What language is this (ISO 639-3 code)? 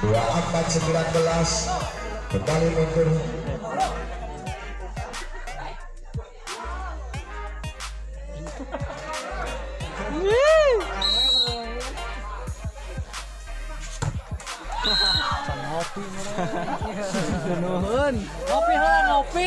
ind